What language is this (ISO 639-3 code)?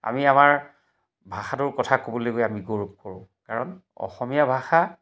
asm